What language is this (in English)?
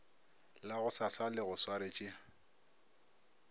Northern Sotho